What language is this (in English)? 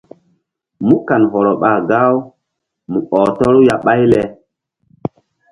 Mbum